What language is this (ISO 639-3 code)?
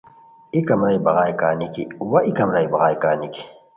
khw